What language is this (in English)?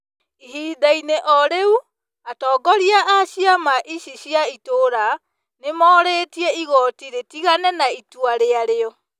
Kikuyu